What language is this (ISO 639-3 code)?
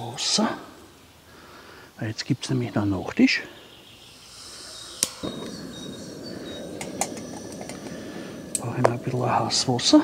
deu